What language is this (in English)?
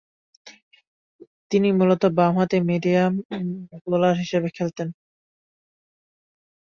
Bangla